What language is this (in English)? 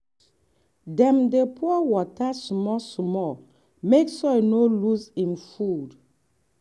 Nigerian Pidgin